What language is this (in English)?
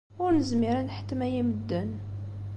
Kabyle